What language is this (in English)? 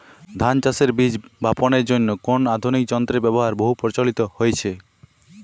Bangla